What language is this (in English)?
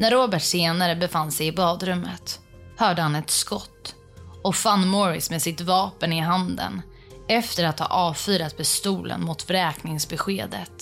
Swedish